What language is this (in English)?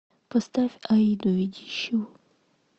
Russian